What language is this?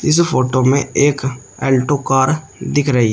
Hindi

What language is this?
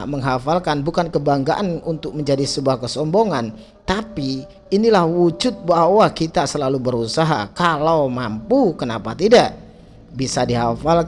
Indonesian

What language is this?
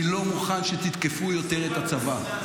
Hebrew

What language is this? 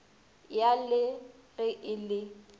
Northern Sotho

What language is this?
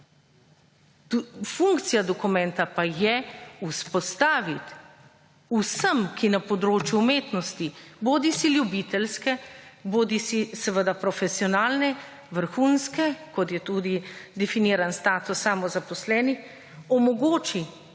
Slovenian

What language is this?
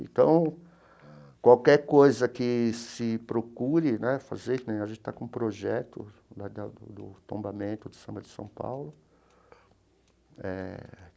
Portuguese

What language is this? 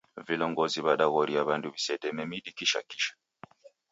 Taita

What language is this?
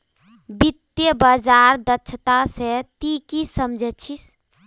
Magahi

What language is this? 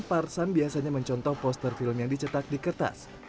Indonesian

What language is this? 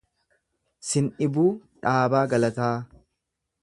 Oromo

